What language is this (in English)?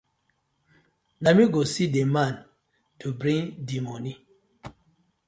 Nigerian Pidgin